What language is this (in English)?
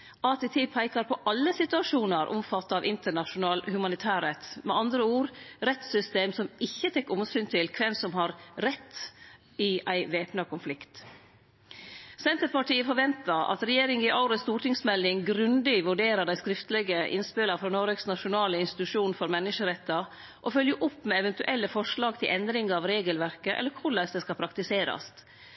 Norwegian Nynorsk